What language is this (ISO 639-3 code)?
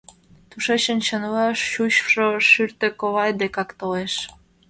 chm